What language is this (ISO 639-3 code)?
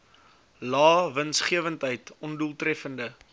afr